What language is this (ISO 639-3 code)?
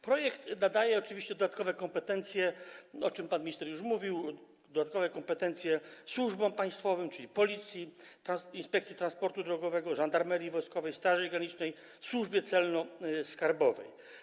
pol